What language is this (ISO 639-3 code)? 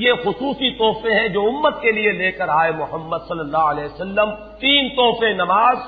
urd